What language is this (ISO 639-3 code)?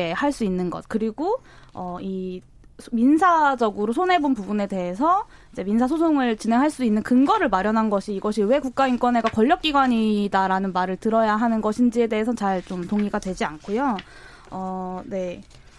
kor